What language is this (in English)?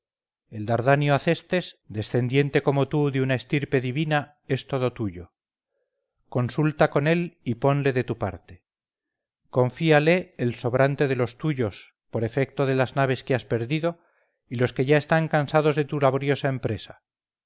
Spanish